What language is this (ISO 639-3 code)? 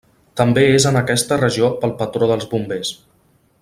cat